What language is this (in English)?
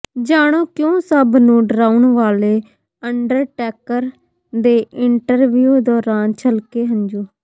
Punjabi